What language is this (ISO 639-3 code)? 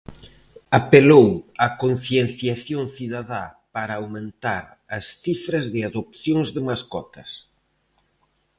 glg